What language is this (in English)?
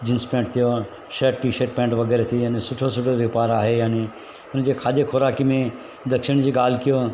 Sindhi